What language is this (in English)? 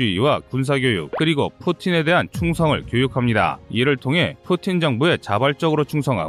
Korean